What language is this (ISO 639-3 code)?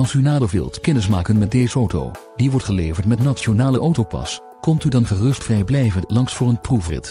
nld